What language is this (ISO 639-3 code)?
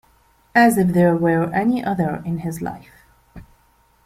eng